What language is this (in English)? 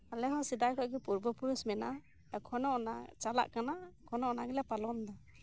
Santali